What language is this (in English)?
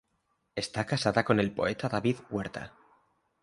Spanish